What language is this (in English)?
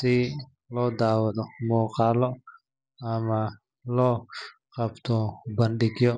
Somali